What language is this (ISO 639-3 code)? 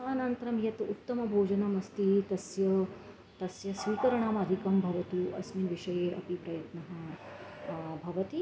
san